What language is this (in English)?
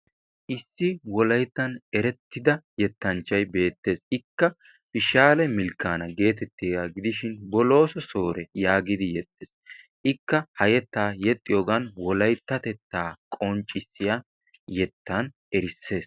Wolaytta